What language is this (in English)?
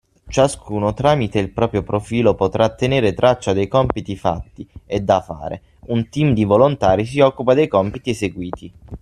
Italian